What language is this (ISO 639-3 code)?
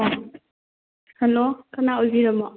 mni